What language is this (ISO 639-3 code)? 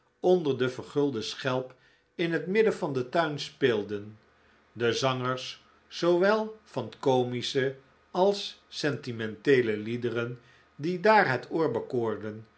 nld